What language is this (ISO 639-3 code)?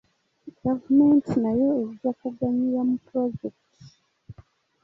lug